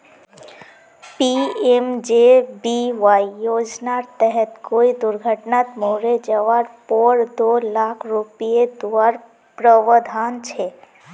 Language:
Magahi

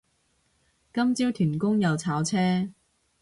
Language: Cantonese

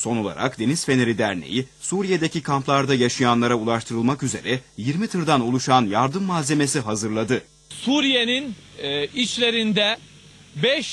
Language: Turkish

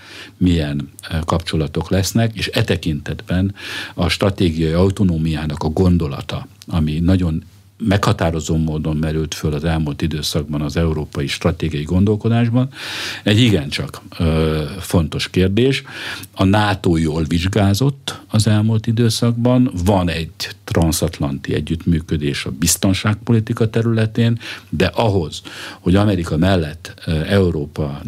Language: Hungarian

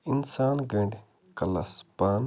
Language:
Kashmiri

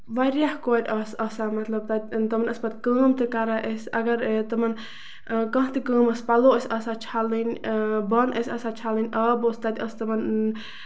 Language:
Kashmiri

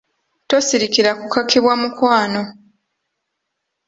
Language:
Ganda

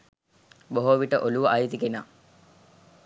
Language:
Sinhala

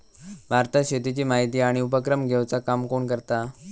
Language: Marathi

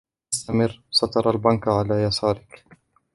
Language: Arabic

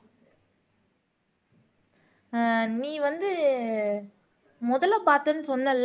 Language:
Tamil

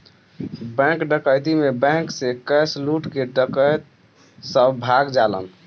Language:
Bhojpuri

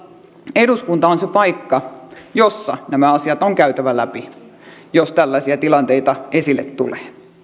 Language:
Finnish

